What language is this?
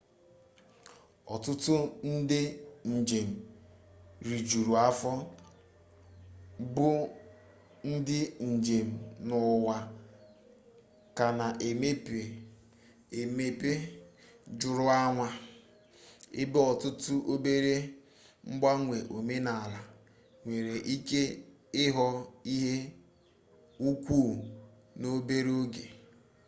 Igbo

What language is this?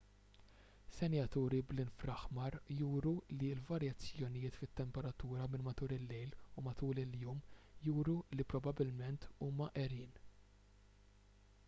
Maltese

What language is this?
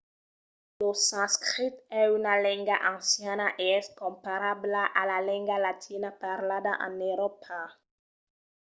Occitan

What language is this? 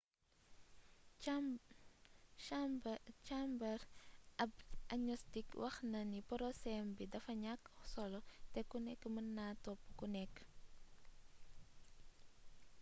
Wolof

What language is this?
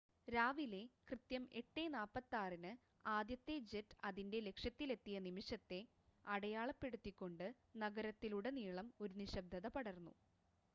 Malayalam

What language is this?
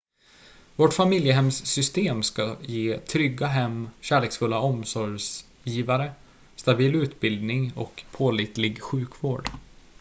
Swedish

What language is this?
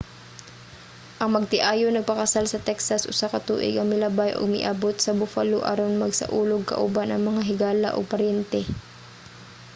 Cebuano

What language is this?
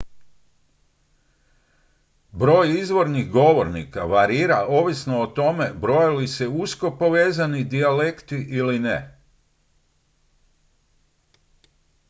Croatian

